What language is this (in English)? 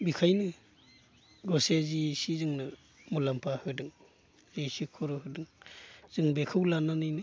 Bodo